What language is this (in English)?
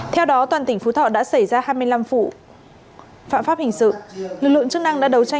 Vietnamese